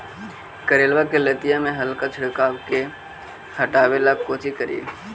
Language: Magahi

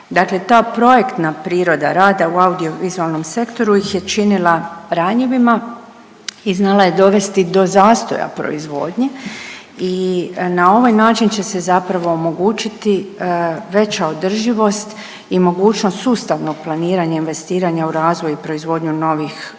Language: Croatian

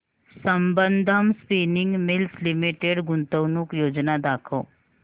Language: Marathi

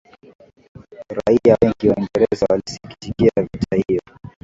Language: Swahili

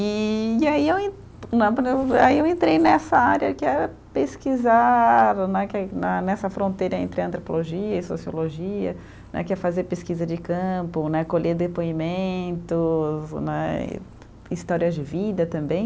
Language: Portuguese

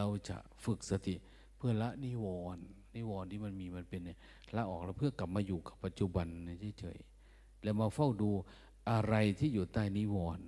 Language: Thai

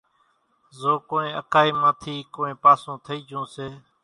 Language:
Kachi Koli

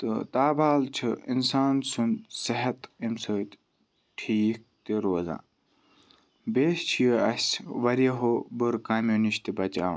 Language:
Kashmiri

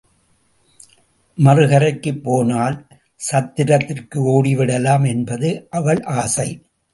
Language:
Tamil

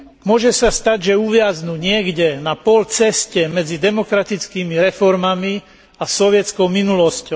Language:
Slovak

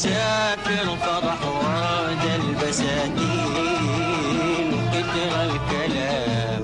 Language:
Arabic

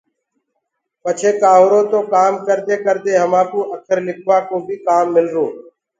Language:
Gurgula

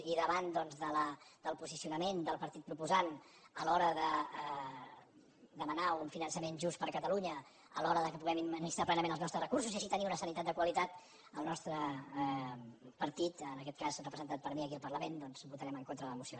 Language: Catalan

